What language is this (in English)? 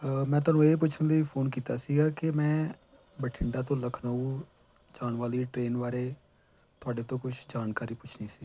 Punjabi